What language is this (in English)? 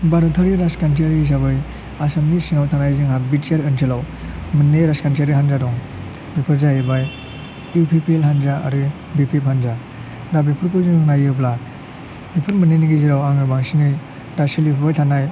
Bodo